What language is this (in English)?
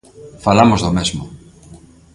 Galician